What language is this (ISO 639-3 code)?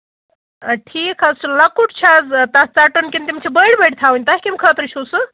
kas